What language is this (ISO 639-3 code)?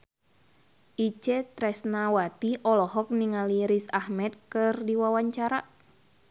sun